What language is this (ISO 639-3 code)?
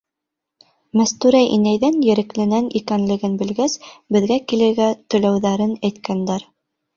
bak